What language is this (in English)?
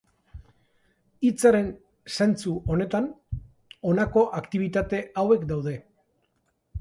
Basque